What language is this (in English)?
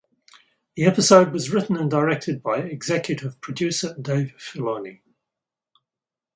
English